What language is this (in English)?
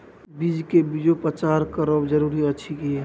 Maithili